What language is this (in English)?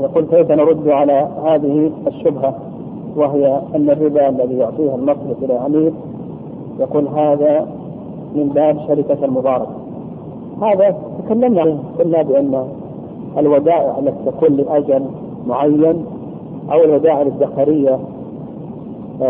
Arabic